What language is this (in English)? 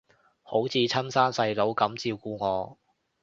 Cantonese